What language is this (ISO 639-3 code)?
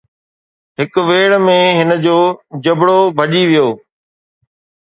snd